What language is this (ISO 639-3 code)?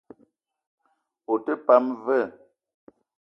eto